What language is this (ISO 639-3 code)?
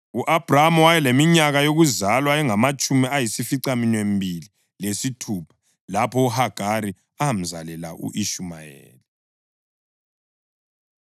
nde